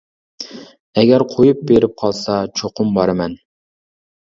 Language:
Uyghur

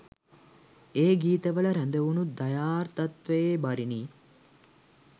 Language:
Sinhala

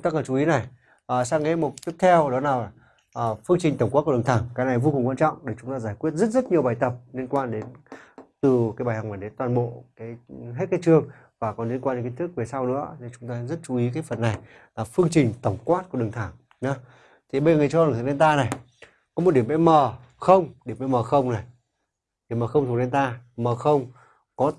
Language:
Vietnamese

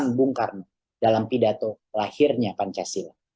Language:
Indonesian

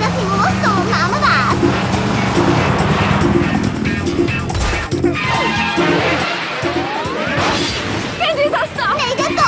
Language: Czech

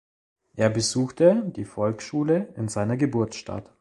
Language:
German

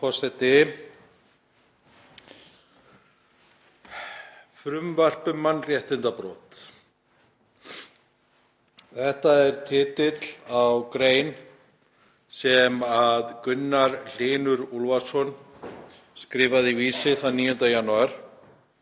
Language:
Icelandic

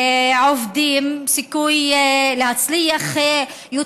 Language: Hebrew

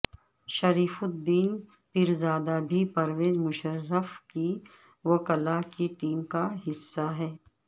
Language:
Urdu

